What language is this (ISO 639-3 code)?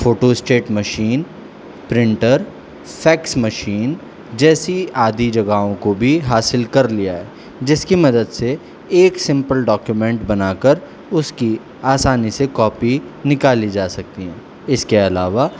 urd